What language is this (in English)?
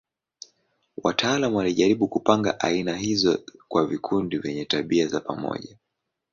Swahili